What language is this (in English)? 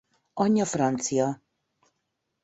Hungarian